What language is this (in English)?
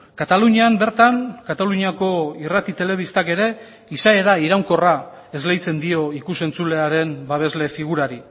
Basque